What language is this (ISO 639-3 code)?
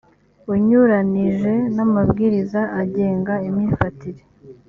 kin